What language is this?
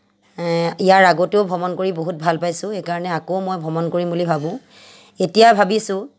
Assamese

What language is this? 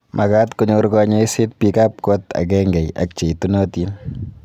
Kalenjin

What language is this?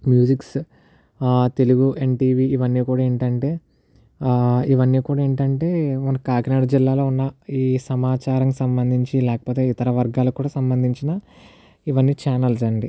Telugu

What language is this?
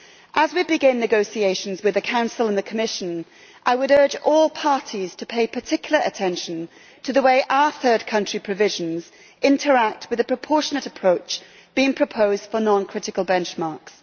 English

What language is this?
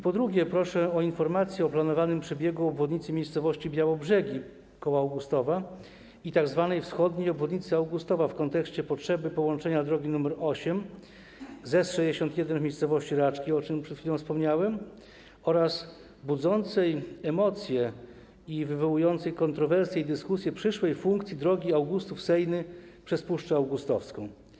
Polish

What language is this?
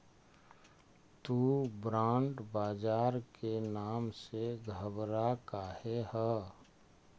Magahi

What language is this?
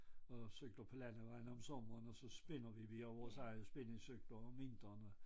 Danish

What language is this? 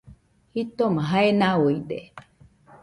Nüpode Huitoto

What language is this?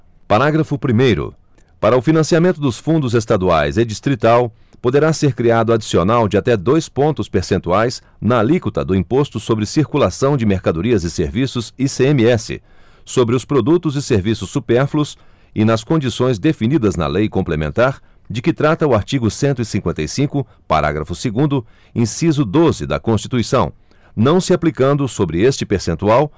Portuguese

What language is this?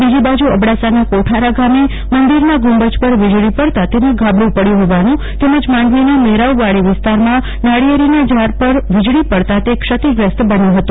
Gujarati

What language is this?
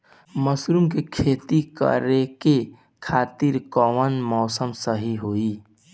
Bhojpuri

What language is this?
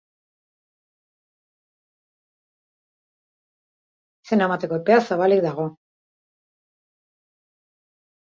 Basque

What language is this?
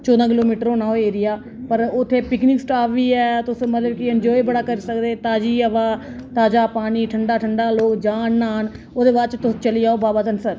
Dogri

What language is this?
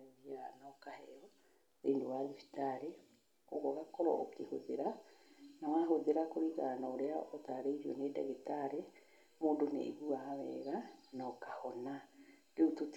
Kikuyu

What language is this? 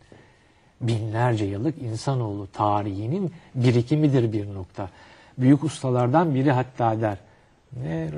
Turkish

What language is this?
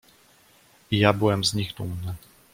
Polish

